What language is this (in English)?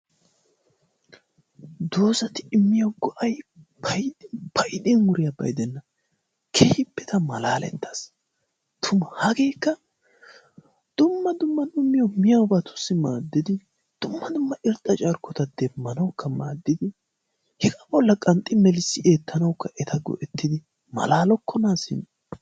Wolaytta